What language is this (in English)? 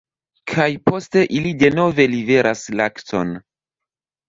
Esperanto